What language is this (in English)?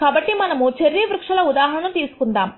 Telugu